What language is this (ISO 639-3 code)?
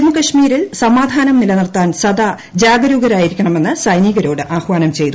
mal